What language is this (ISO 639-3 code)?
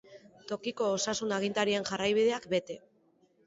eus